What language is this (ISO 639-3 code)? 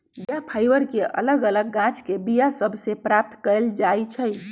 mag